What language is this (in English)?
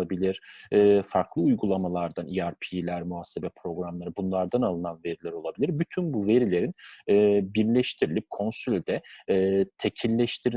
Turkish